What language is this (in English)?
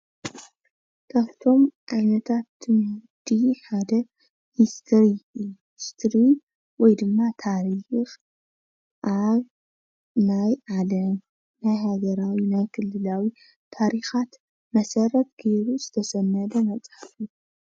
Tigrinya